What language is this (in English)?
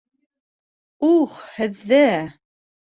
Bashkir